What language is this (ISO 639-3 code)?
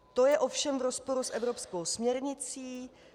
ces